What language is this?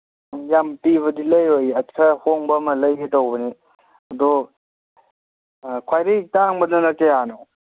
Manipuri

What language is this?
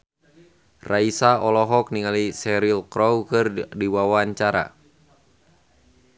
Sundanese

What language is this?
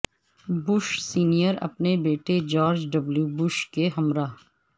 Urdu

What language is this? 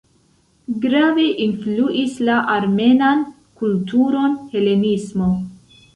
Esperanto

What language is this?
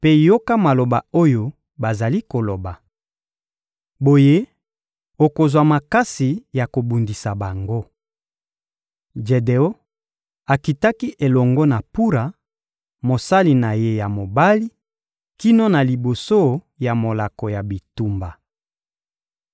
Lingala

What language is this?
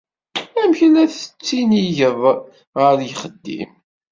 Kabyle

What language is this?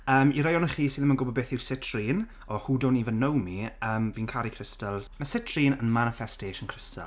Welsh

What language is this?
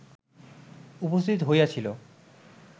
Bangla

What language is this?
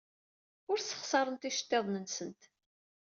Kabyle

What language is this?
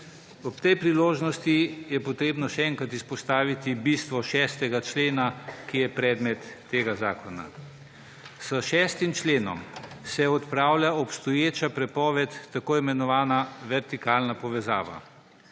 Slovenian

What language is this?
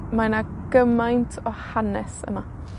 Welsh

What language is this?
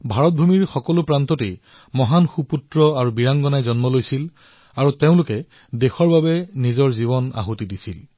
Assamese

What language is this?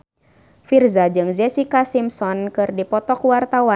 Sundanese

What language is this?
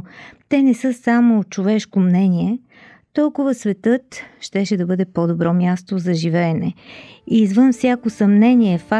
Bulgarian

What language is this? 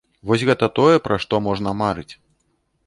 Belarusian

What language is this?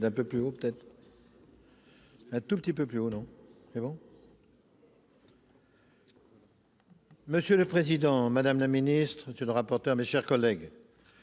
French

